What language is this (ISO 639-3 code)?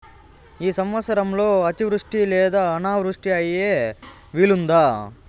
tel